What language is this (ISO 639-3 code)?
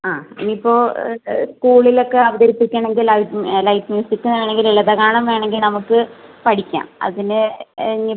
mal